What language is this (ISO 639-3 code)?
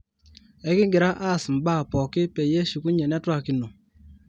mas